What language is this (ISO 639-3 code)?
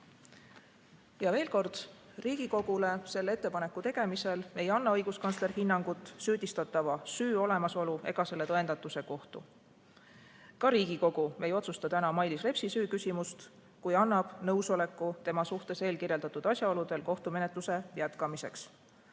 est